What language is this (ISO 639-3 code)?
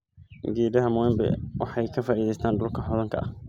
som